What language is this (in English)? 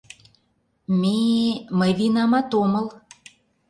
Mari